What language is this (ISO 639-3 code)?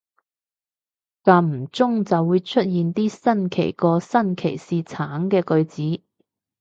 yue